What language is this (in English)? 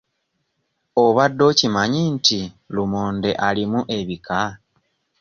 Ganda